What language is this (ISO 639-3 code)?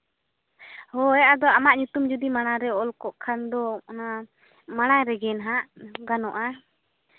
sat